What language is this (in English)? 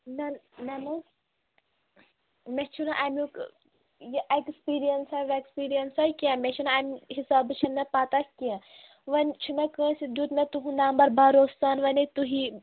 Kashmiri